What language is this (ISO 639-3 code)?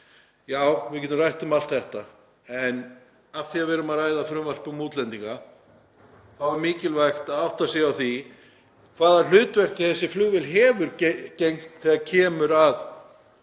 isl